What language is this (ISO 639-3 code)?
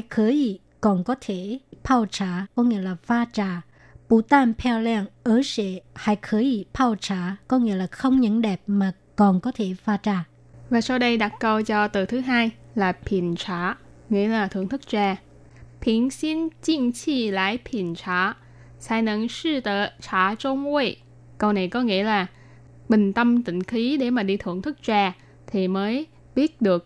vie